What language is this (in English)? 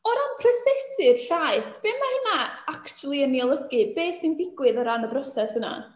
Welsh